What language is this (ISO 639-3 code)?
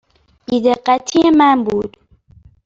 fas